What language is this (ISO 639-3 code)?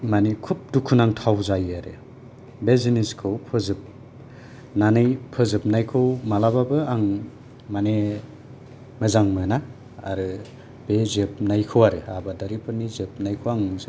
brx